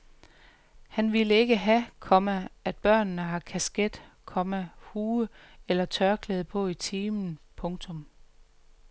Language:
Danish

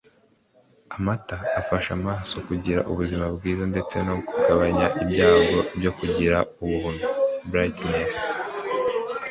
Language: Kinyarwanda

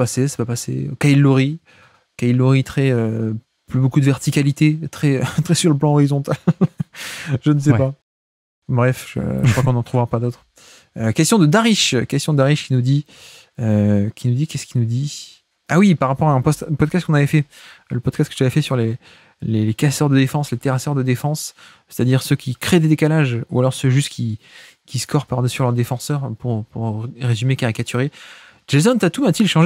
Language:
French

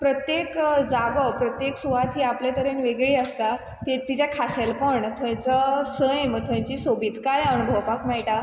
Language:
Konkani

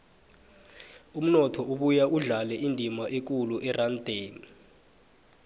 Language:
South Ndebele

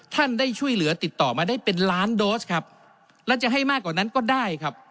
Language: Thai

